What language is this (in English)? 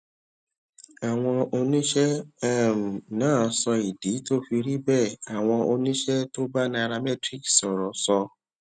Yoruba